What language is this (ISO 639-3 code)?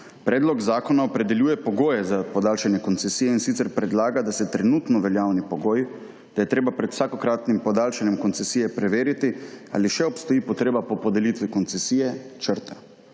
slv